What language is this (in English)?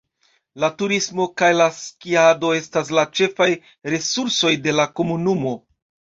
Esperanto